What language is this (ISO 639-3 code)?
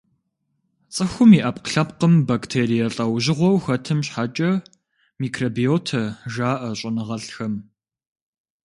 kbd